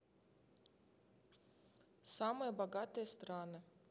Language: Russian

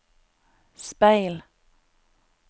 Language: Norwegian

